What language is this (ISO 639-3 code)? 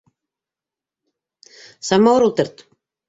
bak